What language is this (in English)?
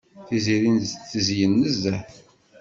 Kabyle